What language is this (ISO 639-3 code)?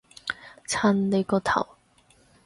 yue